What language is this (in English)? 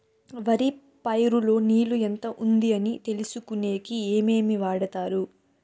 Telugu